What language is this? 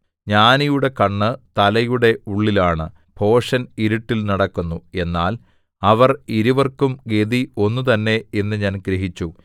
Malayalam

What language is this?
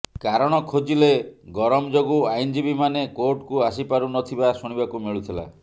Odia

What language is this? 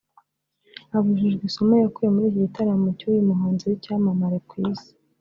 Kinyarwanda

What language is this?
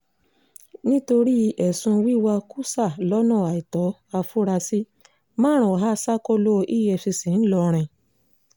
Yoruba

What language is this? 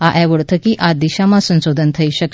Gujarati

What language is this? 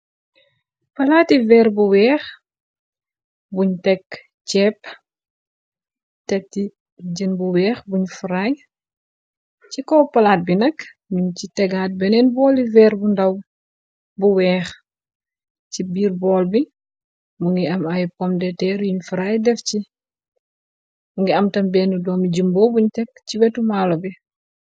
Wolof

